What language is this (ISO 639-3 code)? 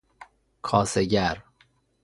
fas